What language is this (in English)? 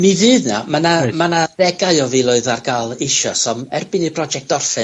Welsh